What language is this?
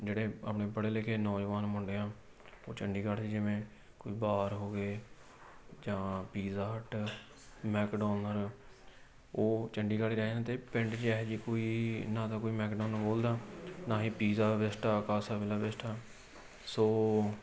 Punjabi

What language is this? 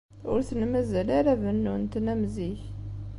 Kabyle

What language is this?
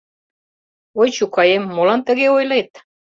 Mari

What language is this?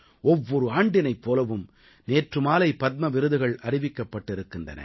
Tamil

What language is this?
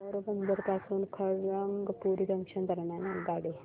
Marathi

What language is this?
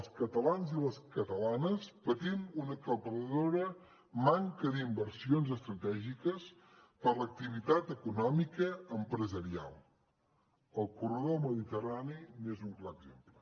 Catalan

